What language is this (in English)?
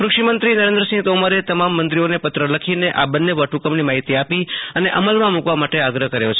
Gujarati